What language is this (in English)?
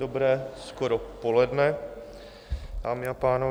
Czech